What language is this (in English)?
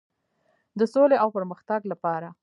Pashto